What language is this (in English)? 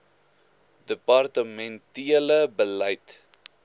Afrikaans